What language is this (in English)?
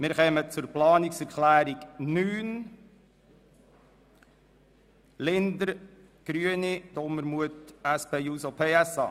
Swiss German